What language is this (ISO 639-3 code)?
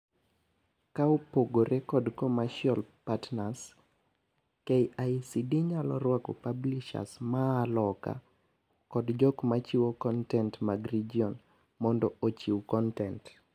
luo